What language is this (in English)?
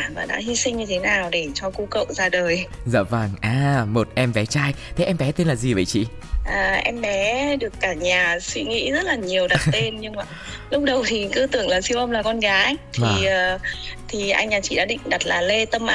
Vietnamese